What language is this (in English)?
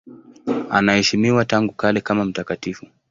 Swahili